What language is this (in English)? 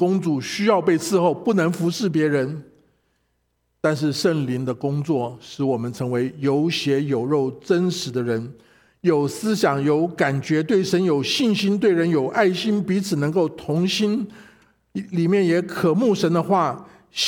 Chinese